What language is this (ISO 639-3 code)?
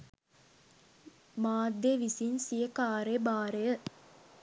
sin